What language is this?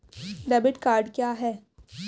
Hindi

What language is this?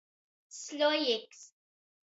Latgalian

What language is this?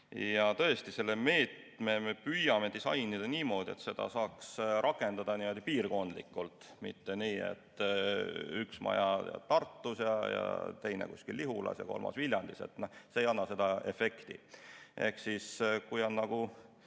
Estonian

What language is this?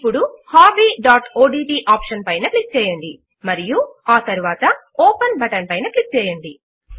Telugu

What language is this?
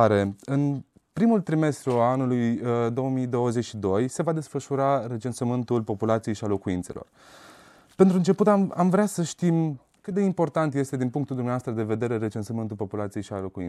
Romanian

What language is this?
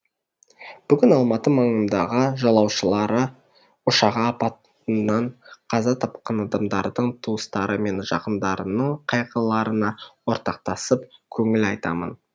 Kazakh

